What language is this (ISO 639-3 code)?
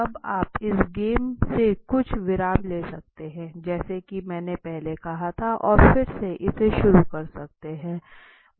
hin